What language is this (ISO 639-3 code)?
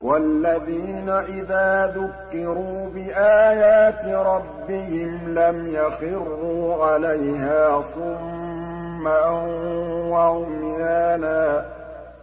ara